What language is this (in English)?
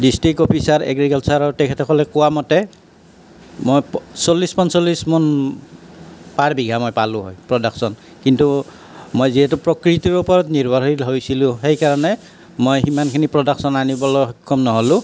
Assamese